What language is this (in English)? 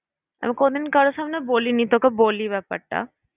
Bangla